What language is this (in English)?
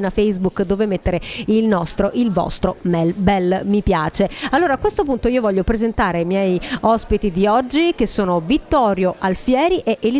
Italian